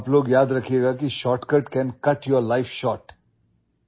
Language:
Urdu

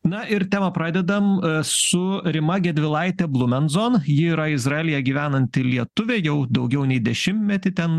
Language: Lithuanian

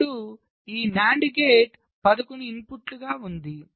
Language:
Telugu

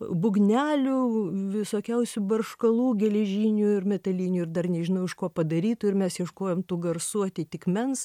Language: Lithuanian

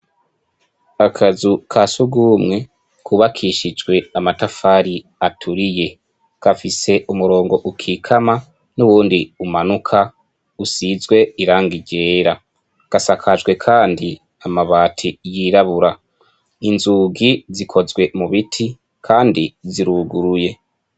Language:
Rundi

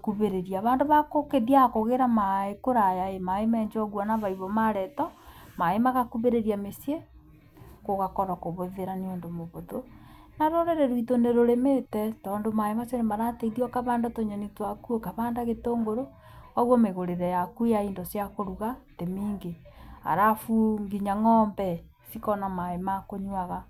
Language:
Kikuyu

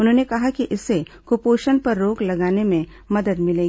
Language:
Hindi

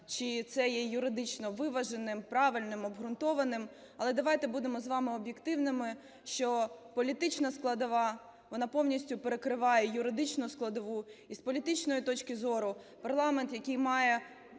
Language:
Ukrainian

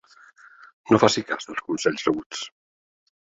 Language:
Catalan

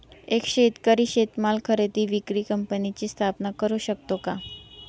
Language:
Marathi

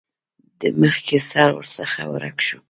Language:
Pashto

